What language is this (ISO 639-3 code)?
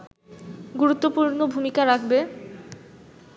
ben